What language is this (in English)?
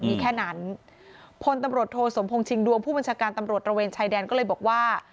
Thai